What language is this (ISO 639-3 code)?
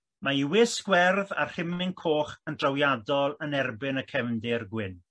cym